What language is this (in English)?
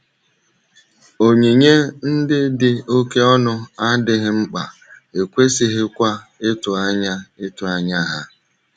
Igbo